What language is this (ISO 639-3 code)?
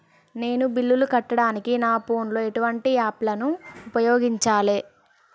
tel